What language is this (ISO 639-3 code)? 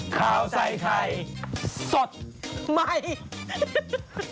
tha